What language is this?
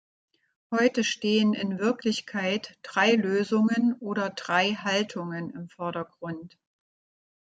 German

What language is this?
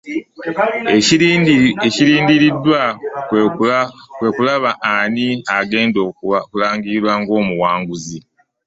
Ganda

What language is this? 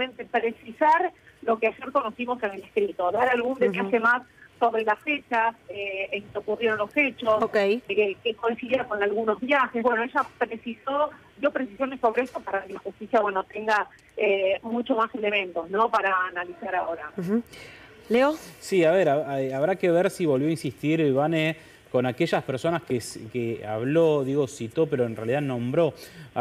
Spanish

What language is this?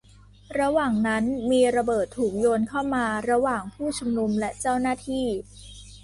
Thai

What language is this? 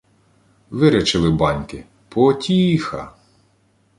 Ukrainian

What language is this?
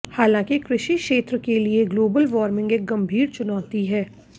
Hindi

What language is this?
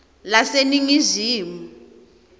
Swati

